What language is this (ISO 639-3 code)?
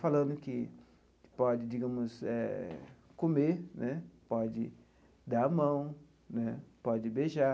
por